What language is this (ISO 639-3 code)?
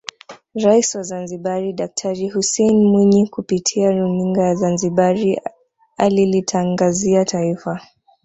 swa